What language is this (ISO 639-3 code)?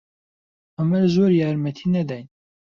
ckb